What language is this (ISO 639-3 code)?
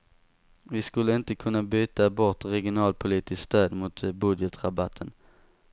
swe